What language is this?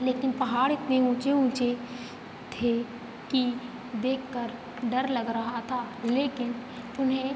Hindi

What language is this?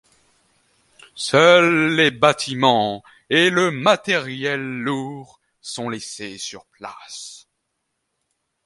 French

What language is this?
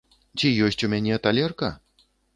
Belarusian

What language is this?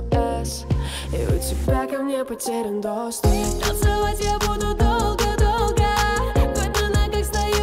Korean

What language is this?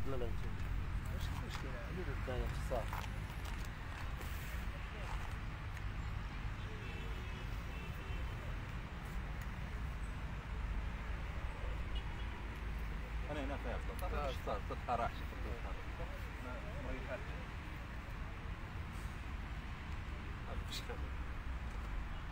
Arabic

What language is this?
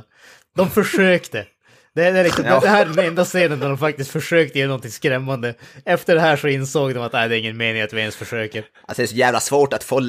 Swedish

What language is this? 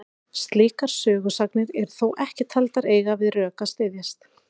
Icelandic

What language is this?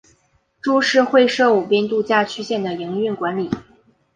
Chinese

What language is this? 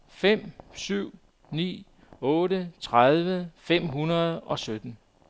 Danish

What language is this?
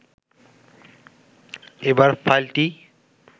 Bangla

